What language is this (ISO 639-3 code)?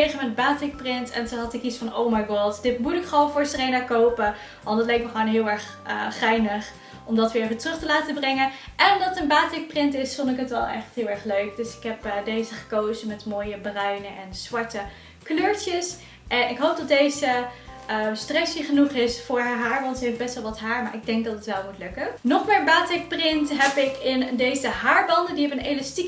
nld